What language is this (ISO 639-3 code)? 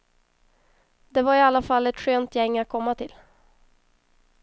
swe